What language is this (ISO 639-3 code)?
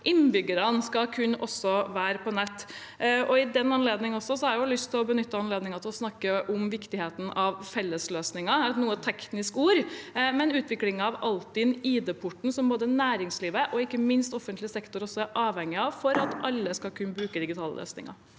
nor